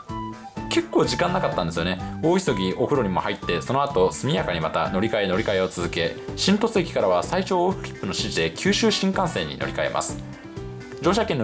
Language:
Japanese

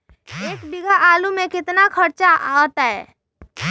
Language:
Magahi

